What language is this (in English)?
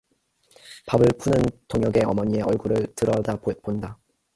Korean